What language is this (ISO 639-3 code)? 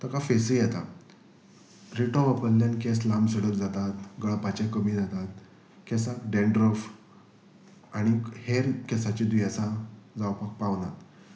kok